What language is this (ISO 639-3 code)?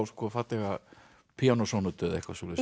isl